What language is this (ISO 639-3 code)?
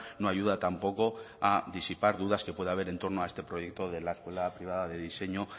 spa